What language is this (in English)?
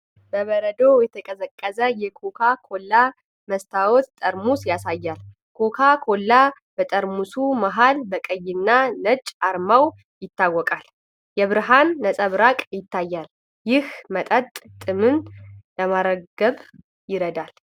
Amharic